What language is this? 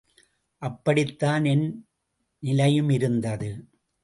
Tamil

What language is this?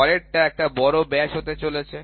Bangla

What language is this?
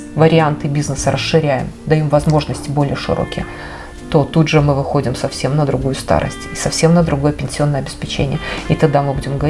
Russian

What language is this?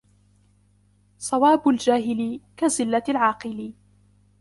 Arabic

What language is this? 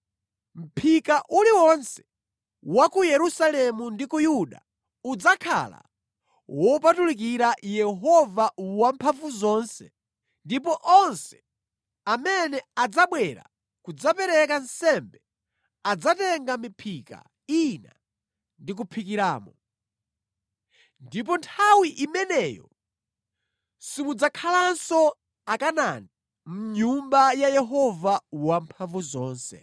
Nyanja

